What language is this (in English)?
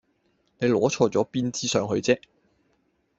Cantonese